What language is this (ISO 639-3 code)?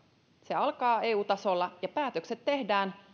fin